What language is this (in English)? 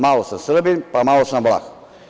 Serbian